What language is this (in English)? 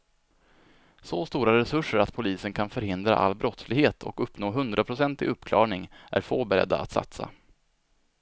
Swedish